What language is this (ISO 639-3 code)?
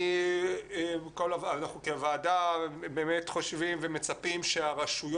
heb